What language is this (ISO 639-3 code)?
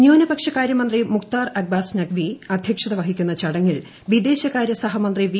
mal